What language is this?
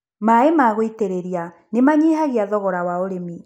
Kikuyu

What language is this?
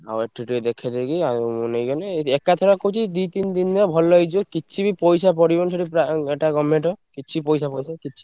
Odia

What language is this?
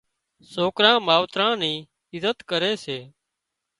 Wadiyara Koli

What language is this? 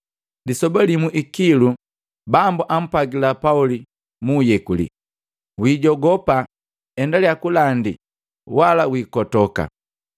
Matengo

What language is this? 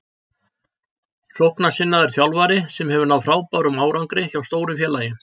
Icelandic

